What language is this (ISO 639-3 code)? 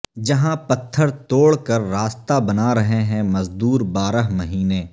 urd